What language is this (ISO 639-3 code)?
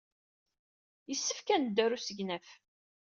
kab